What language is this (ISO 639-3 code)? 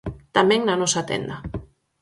glg